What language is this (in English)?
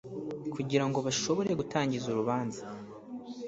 Kinyarwanda